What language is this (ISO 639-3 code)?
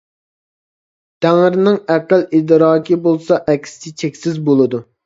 uig